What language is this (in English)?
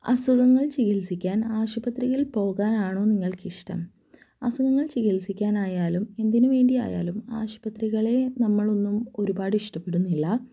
Malayalam